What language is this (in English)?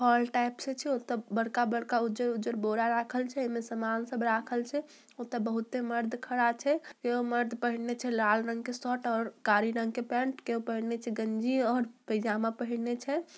Magahi